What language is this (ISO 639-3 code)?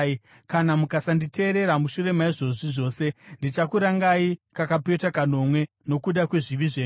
sna